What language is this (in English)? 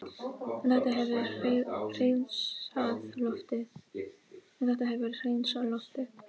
Icelandic